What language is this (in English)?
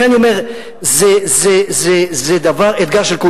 Hebrew